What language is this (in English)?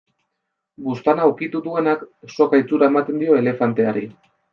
Basque